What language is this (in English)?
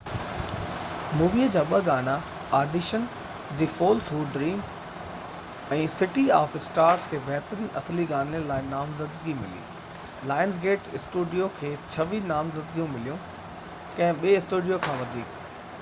Sindhi